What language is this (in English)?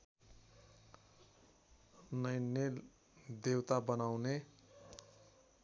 Nepali